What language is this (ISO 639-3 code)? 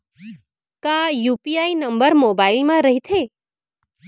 hne